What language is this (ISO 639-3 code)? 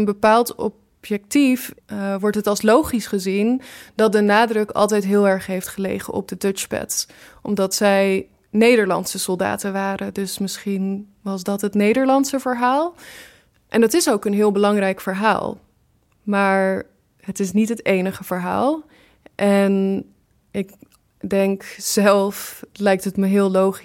nld